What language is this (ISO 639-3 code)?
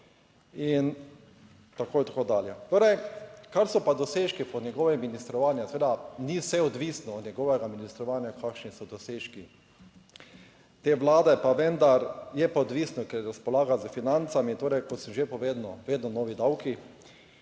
slv